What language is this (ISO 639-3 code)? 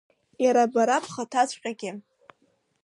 abk